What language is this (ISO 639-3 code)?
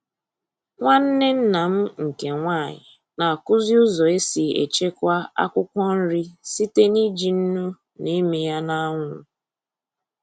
ibo